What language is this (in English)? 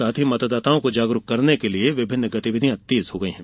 Hindi